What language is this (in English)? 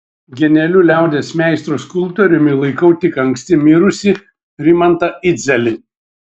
Lithuanian